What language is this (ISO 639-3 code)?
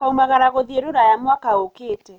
kik